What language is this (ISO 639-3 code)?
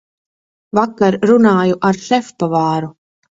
lav